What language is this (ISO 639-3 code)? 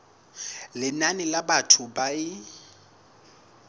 sot